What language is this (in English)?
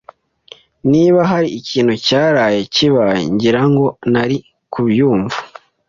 Kinyarwanda